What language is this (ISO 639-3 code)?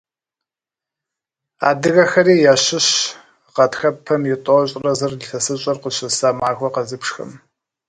kbd